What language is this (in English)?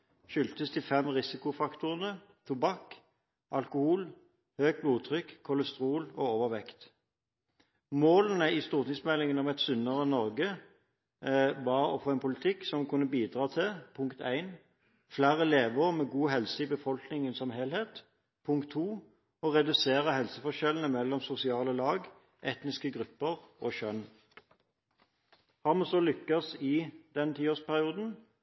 Norwegian Bokmål